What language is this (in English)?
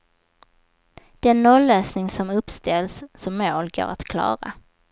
Swedish